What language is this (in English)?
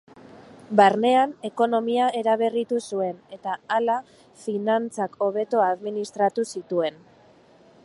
Basque